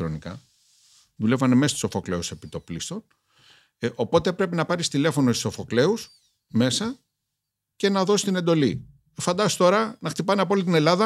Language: Greek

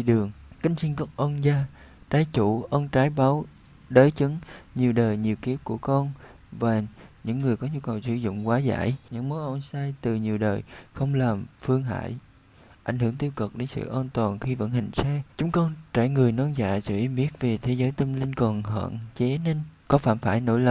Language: Vietnamese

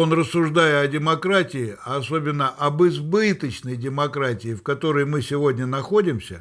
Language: Russian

